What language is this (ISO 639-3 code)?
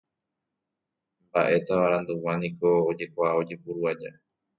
grn